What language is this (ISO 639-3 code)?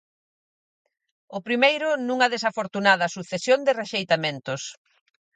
glg